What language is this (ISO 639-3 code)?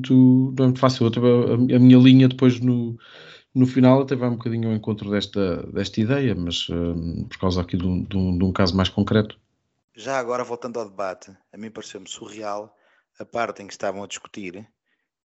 por